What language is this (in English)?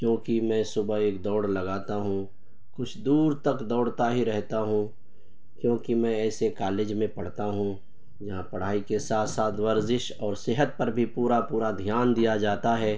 Urdu